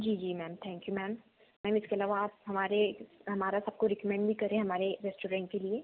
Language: Hindi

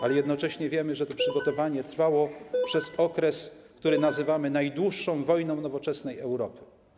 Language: Polish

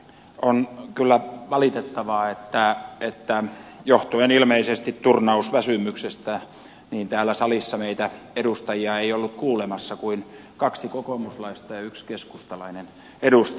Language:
Finnish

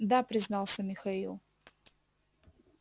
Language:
Russian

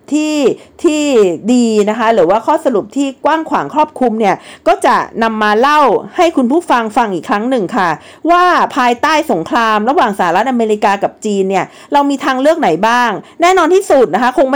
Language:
Thai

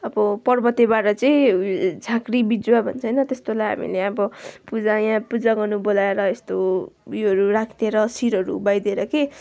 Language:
Nepali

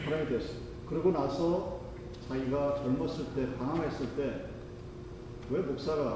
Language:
Korean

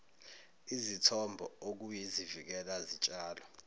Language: Zulu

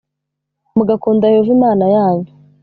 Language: Kinyarwanda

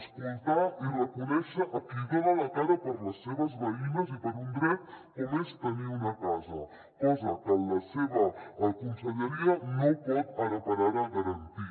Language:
Catalan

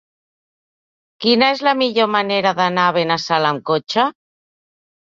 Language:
Catalan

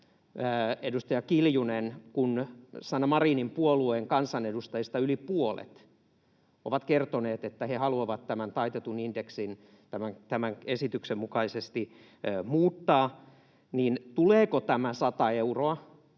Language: Finnish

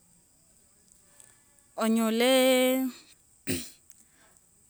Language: Wanga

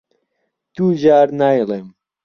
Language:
Central Kurdish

